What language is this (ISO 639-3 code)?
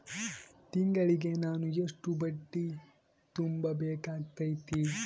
kan